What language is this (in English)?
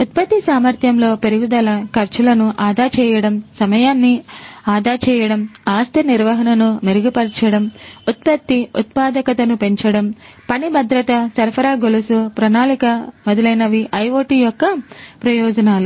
Telugu